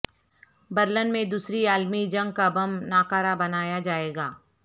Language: Urdu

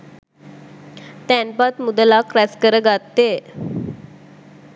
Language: Sinhala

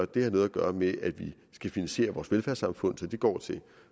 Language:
Danish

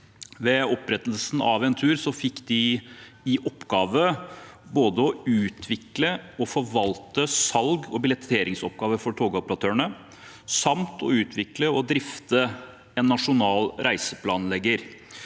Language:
Norwegian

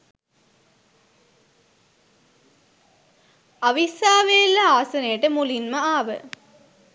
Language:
Sinhala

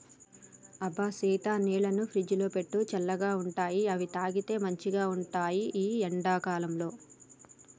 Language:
Telugu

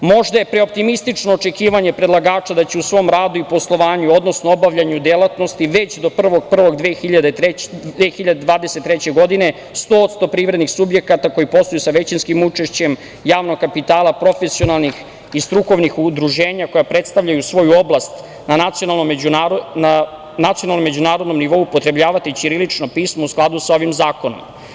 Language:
Serbian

